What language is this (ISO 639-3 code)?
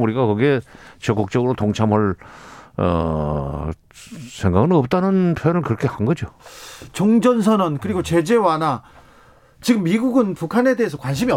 kor